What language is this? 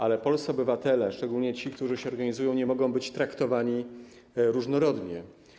Polish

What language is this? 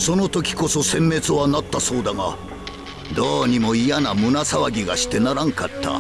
Japanese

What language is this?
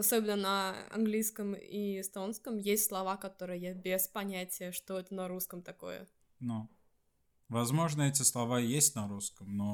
Russian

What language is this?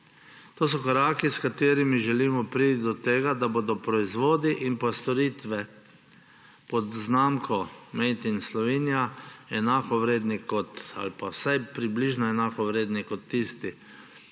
Slovenian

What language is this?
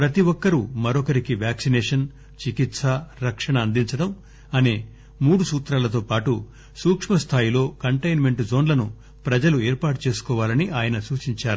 Telugu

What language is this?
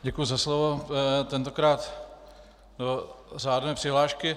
Czech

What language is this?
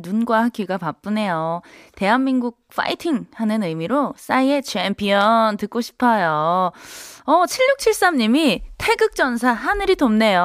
Korean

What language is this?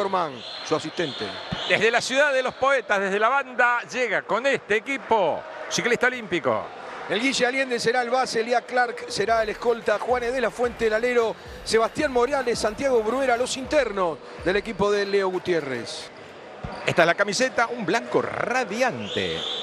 Spanish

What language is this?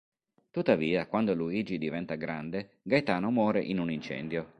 Italian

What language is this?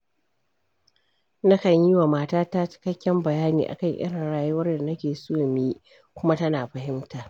Hausa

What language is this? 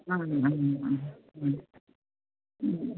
Konkani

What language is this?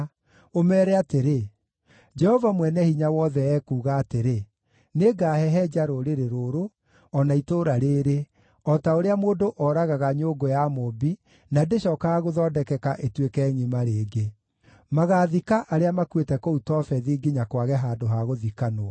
Kikuyu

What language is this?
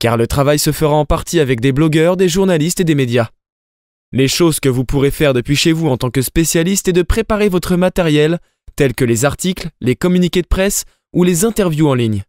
French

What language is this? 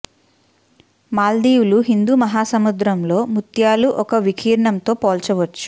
Telugu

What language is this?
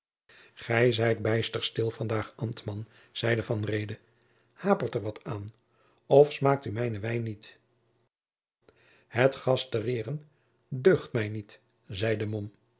Dutch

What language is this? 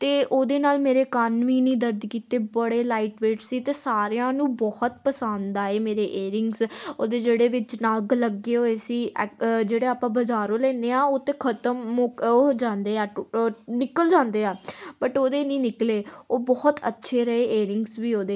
Punjabi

